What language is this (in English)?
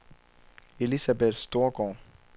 Danish